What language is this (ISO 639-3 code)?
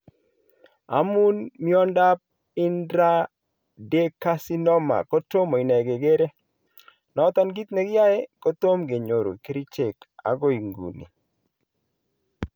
kln